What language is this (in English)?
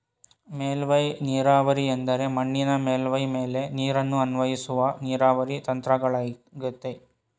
Kannada